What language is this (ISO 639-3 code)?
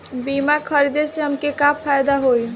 bho